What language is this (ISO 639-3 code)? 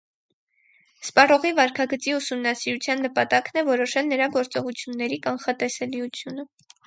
hye